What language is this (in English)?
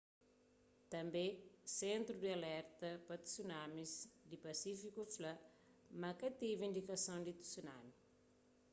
Kabuverdianu